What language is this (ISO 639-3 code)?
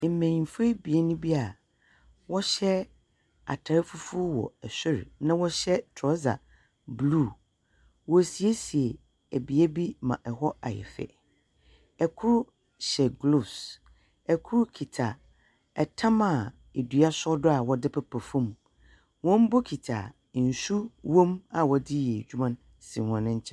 aka